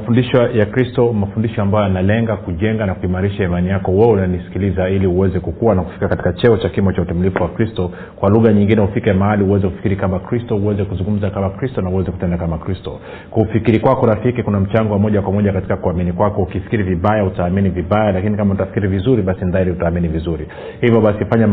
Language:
Swahili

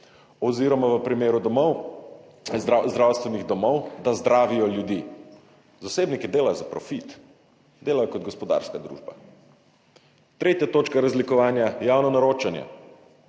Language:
Slovenian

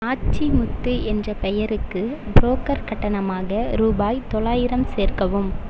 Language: Tamil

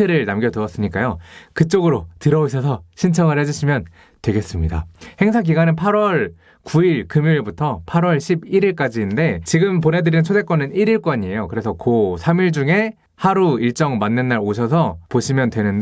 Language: Korean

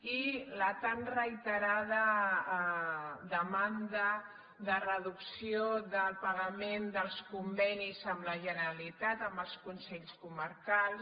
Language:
Catalan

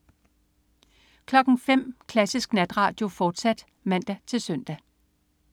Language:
Danish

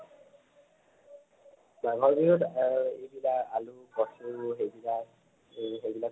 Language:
Assamese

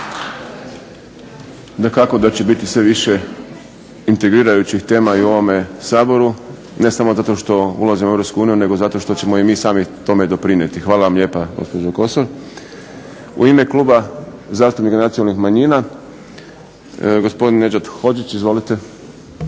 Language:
Croatian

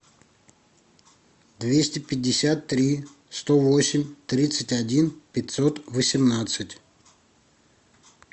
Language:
Russian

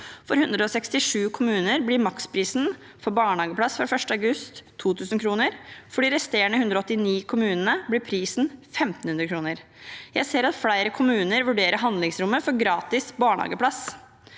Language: Norwegian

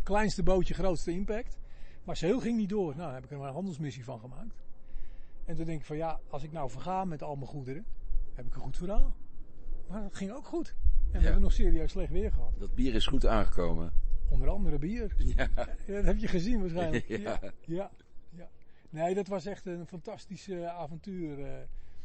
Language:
Dutch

